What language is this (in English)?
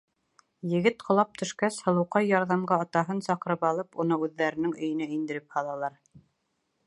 Bashkir